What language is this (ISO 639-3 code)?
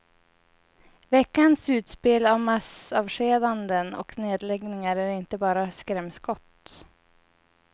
swe